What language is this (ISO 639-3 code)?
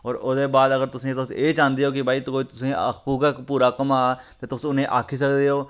doi